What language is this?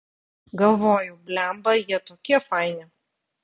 Lithuanian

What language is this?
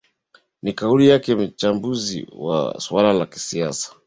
Swahili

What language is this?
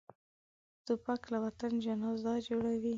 Pashto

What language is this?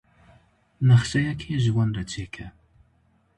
Kurdish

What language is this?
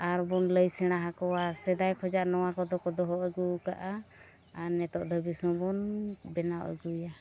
Santali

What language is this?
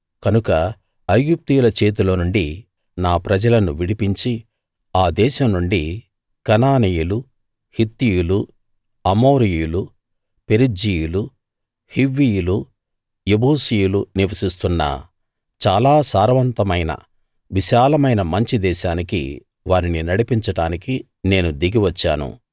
Telugu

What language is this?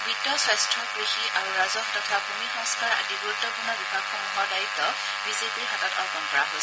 Assamese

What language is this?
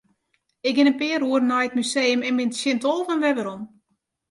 Western Frisian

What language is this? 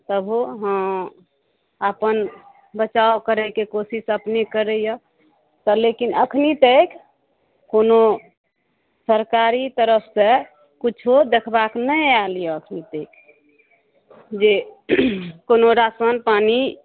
Maithili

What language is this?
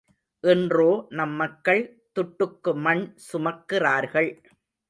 Tamil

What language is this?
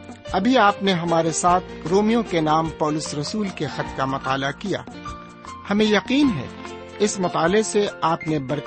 Urdu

